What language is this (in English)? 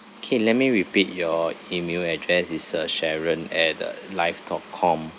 English